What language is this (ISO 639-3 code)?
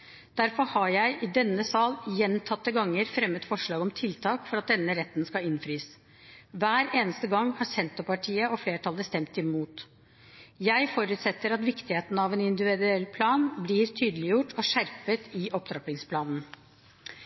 nob